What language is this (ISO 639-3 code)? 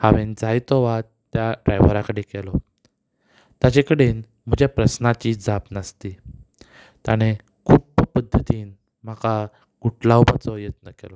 kok